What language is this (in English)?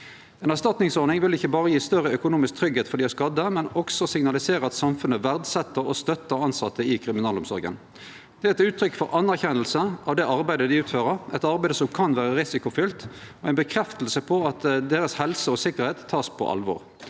Norwegian